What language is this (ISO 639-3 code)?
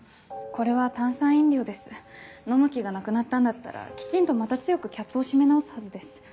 jpn